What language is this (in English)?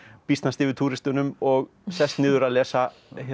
Icelandic